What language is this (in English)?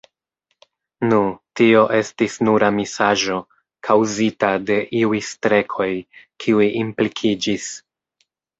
Esperanto